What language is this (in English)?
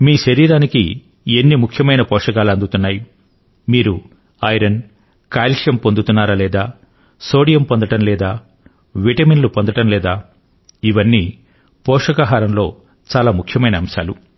Telugu